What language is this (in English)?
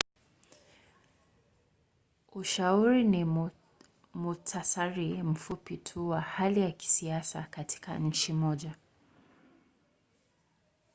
Swahili